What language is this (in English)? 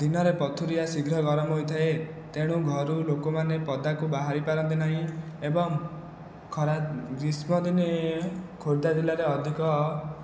Odia